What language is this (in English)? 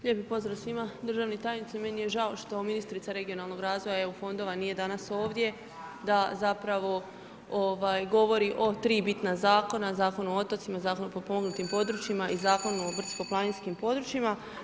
Croatian